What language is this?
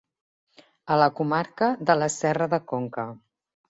Catalan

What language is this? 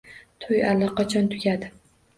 Uzbek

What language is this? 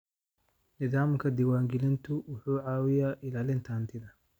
Somali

